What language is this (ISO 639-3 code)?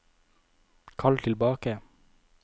nor